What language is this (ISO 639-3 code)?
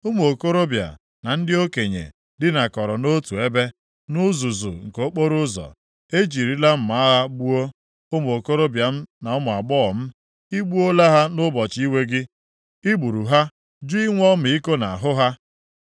ibo